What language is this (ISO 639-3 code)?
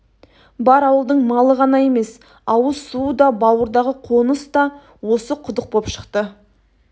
kaz